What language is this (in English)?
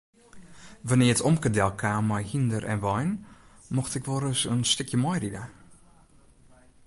Western Frisian